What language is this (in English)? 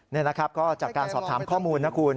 Thai